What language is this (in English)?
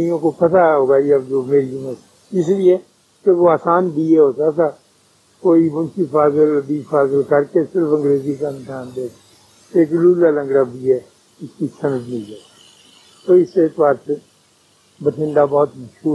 Urdu